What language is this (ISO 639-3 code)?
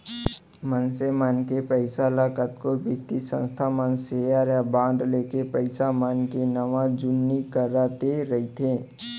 hne